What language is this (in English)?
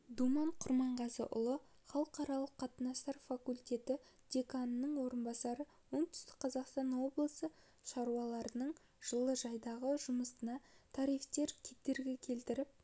Kazakh